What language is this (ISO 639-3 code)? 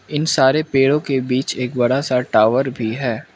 hin